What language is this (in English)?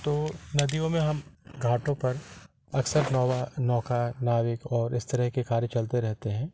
Hindi